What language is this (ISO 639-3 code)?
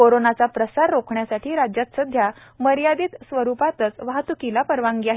mar